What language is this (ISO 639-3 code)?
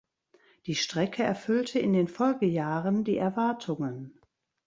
deu